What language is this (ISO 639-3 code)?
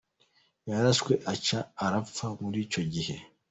kin